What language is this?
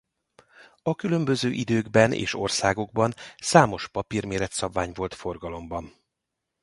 Hungarian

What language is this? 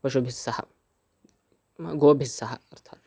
Sanskrit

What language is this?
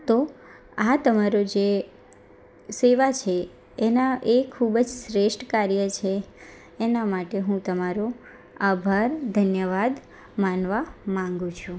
Gujarati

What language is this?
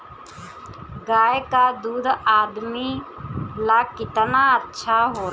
Bhojpuri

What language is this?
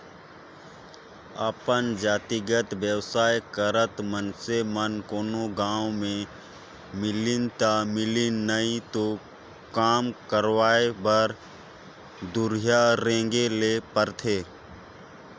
Chhattisgarhi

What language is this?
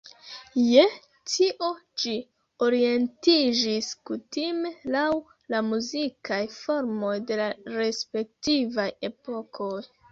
Esperanto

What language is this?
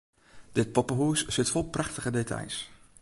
Western Frisian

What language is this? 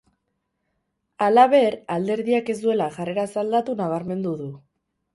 Basque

